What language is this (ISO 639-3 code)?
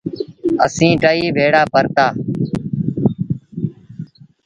sbn